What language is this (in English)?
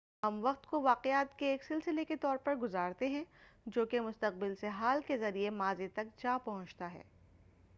Urdu